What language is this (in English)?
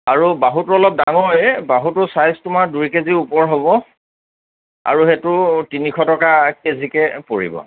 Assamese